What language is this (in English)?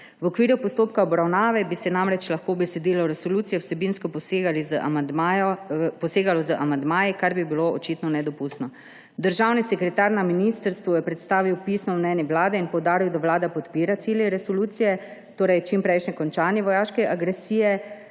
Slovenian